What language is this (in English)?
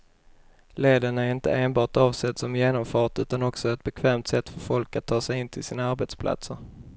Swedish